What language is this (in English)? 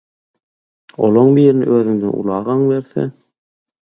Turkmen